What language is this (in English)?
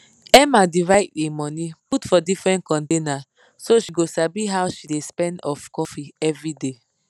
Nigerian Pidgin